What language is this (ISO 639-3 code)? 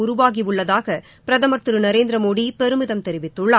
tam